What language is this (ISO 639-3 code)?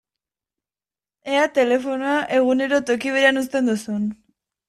eus